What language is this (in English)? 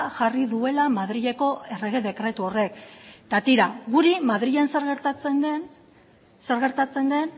Basque